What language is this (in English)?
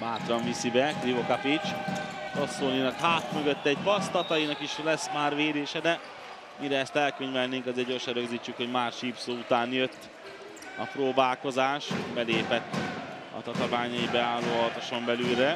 Hungarian